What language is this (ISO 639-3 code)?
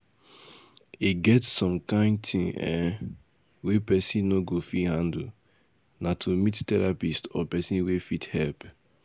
pcm